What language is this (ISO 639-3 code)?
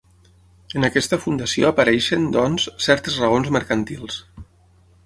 cat